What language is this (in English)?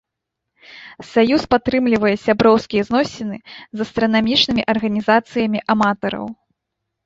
Belarusian